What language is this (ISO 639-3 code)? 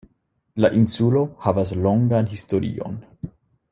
epo